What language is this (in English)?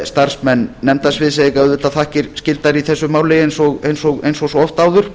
Icelandic